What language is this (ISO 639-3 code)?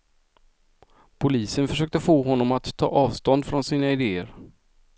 swe